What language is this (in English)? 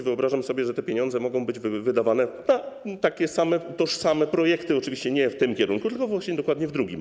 Polish